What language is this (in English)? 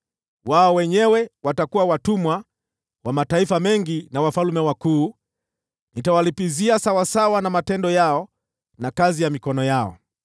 Swahili